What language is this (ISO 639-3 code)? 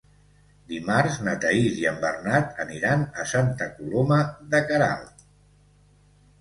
cat